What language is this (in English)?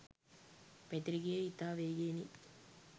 Sinhala